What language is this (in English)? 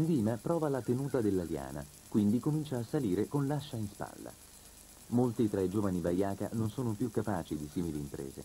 Italian